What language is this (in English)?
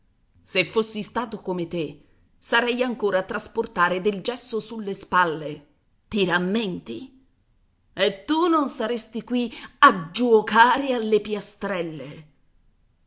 Italian